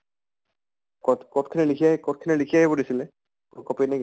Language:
Assamese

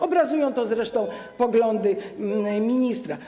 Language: Polish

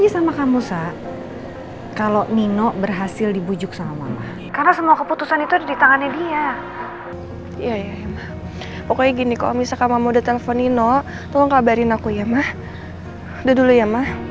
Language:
Indonesian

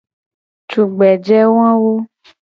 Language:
Gen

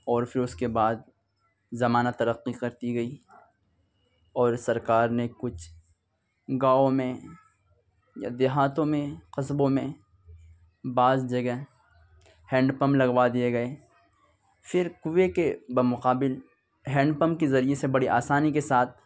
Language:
Urdu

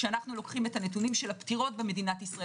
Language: Hebrew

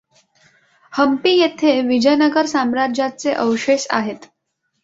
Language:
Marathi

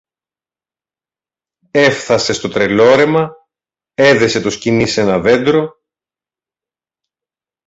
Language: Greek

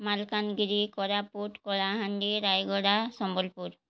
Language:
Odia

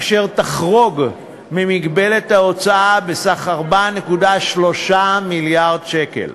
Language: Hebrew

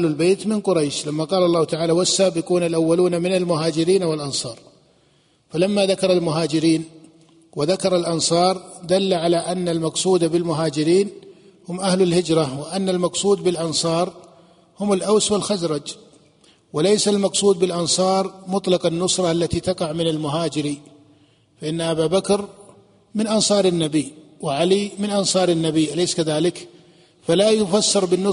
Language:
Arabic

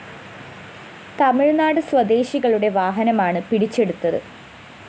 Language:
Malayalam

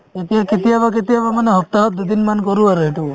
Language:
Assamese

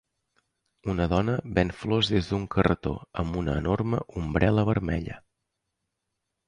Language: Catalan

